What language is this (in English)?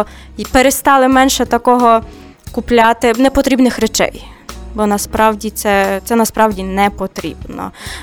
Ukrainian